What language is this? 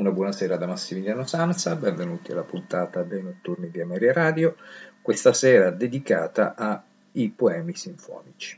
Italian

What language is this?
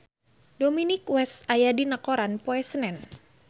Sundanese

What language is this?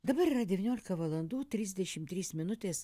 Lithuanian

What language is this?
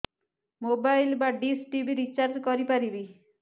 Odia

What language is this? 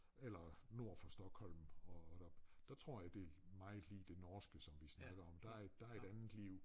Danish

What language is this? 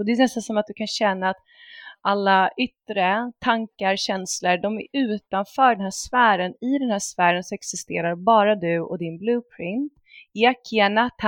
Swedish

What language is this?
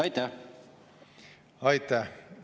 Estonian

